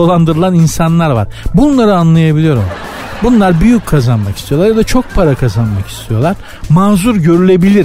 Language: Turkish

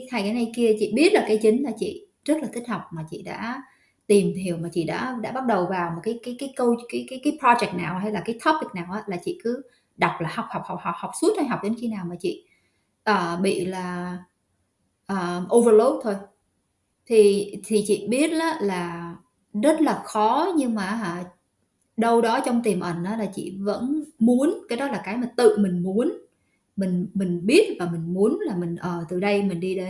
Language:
Vietnamese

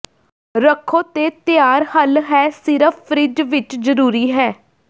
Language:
Punjabi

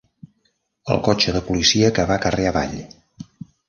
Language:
Catalan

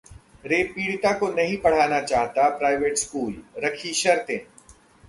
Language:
Hindi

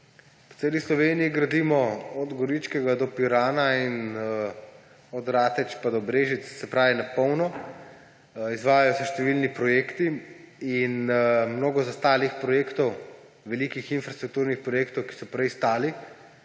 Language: Slovenian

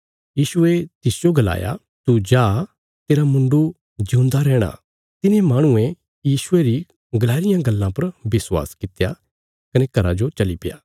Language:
Bilaspuri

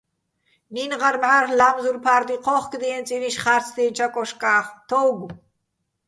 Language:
Bats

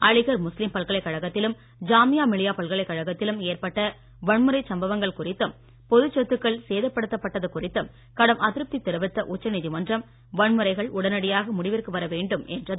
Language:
Tamil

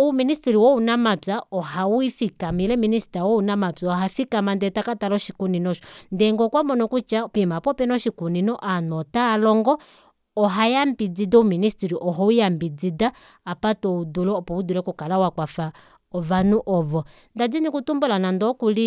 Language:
Kuanyama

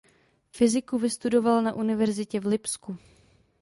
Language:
Czech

